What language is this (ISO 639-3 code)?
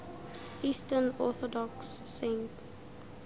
tsn